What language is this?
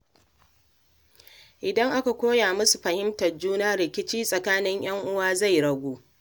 Hausa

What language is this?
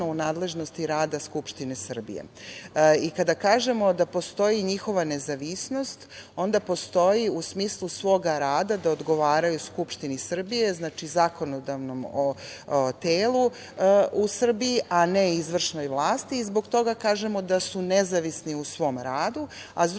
Serbian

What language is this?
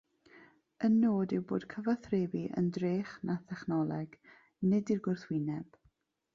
Welsh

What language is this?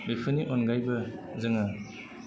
Bodo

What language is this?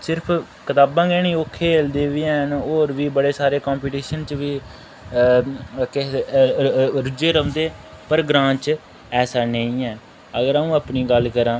Dogri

